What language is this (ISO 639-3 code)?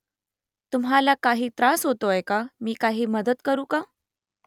mar